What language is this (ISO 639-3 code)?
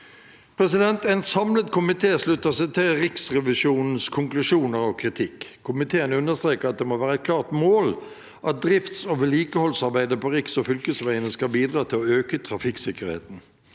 nor